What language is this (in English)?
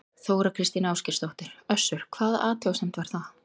Icelandic